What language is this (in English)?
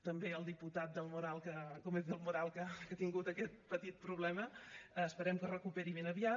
Catalan